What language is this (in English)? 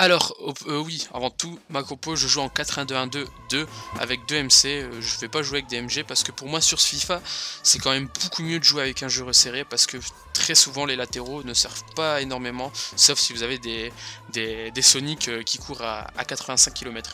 French